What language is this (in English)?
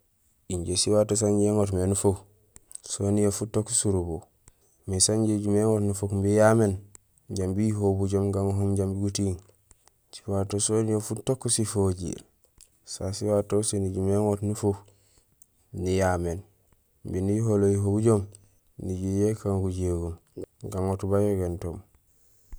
Gusilay